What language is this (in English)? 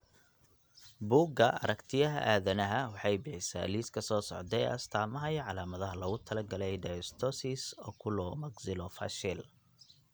Somali